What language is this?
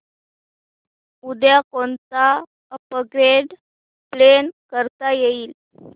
Marathi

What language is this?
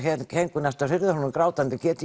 Icelandic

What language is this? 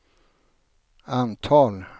Swedish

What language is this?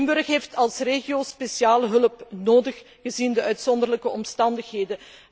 Dutch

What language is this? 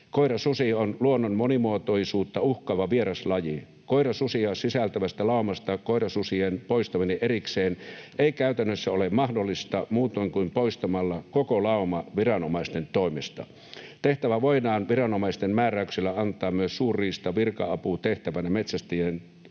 Finnish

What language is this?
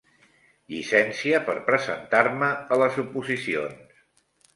Catalan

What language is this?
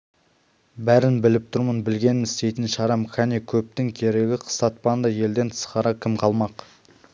Kazakh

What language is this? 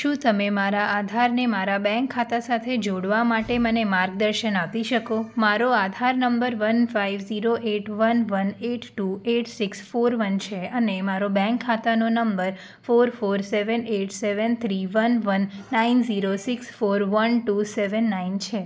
Gujarati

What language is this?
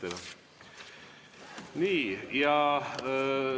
Estonian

